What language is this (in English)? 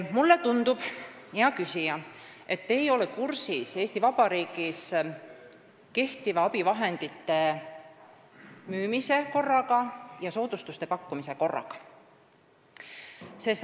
Estonian